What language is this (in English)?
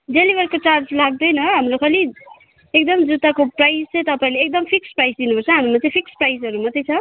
Nepali